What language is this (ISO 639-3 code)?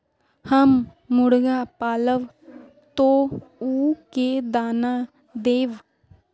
mag